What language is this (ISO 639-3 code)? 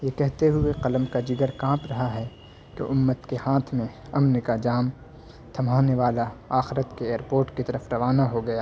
urd